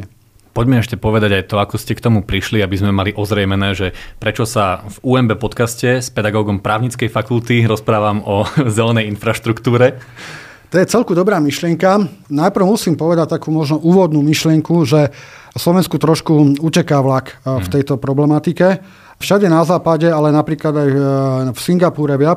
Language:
Slovak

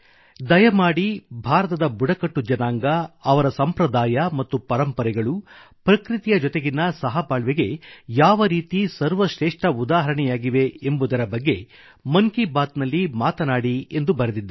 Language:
Kannada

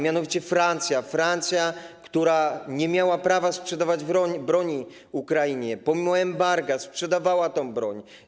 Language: Polish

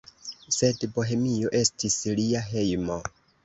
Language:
Esperanto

